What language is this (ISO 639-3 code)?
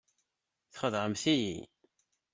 kab